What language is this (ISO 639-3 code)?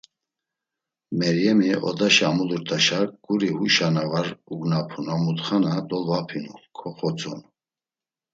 lzz